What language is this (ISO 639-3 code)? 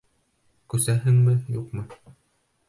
bak